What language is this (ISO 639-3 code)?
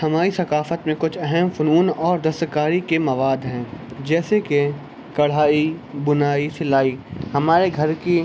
urd